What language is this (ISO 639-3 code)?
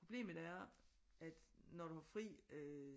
dan